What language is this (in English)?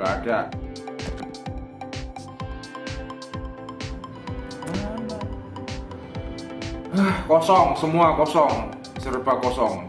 Indonesian